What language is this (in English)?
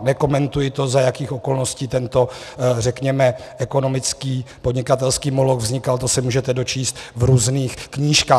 Czech